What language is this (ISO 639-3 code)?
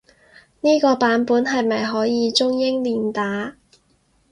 yue